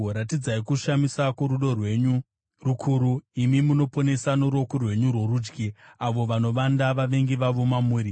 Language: Shona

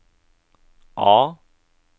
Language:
Norwegian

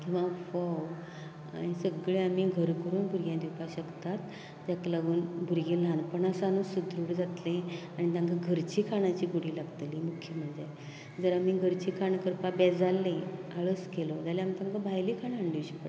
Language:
Konkani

